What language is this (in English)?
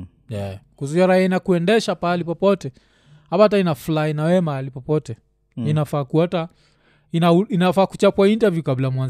Swahili